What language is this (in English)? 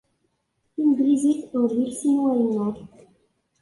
Kabyle